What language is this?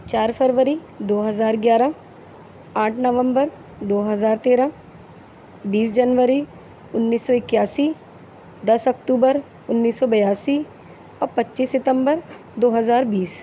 Urdu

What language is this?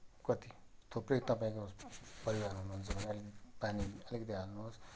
Nepali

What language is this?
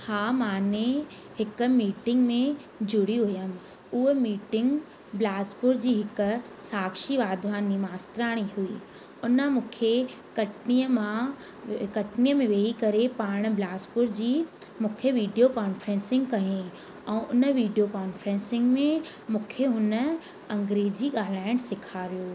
Sindhi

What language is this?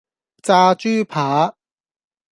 Cantonese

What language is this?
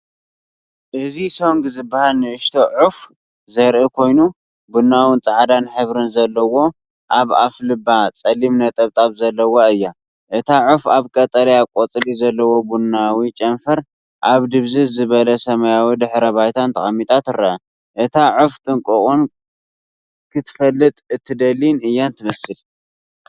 Tigrinya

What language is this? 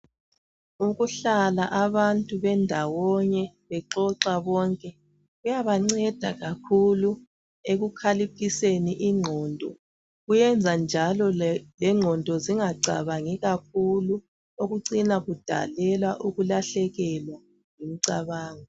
North Ndebele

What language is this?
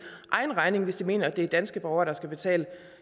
Danish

